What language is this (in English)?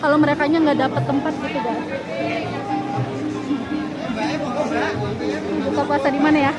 Indonesian